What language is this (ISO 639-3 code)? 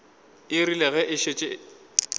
nso